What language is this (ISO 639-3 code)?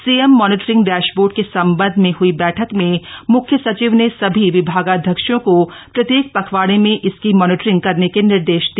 hin